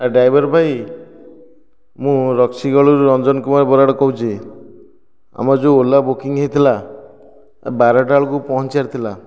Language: Odia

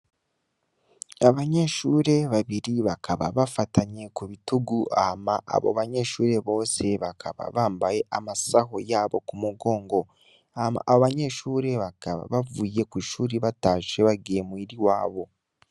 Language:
Rundi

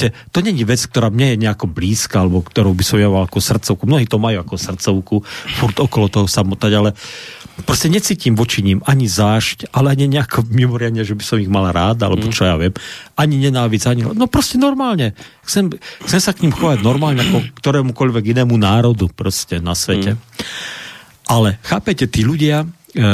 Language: Slovak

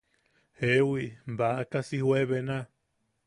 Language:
Yaqui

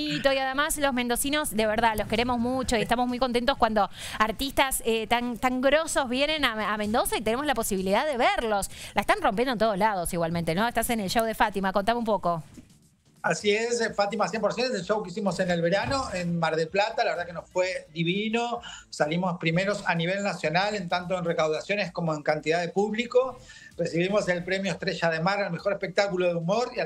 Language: Spanish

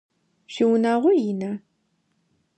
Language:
Adyghe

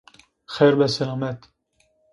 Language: Zaza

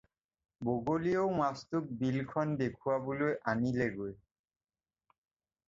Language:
Assamese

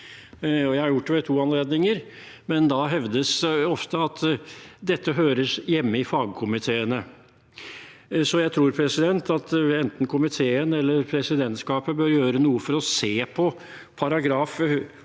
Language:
Norwegian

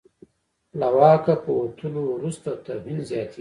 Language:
Pashto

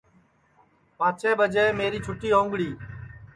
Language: Sansi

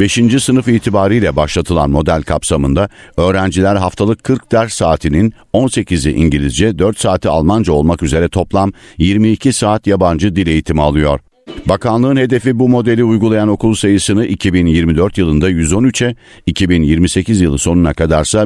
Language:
Turkish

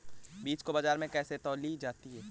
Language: Hindi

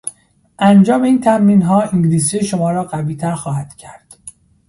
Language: Persian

